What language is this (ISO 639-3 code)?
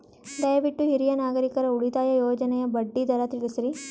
kan